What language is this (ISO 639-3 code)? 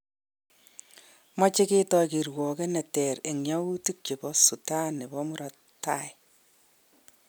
kln